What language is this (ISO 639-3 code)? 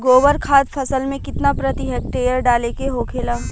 bho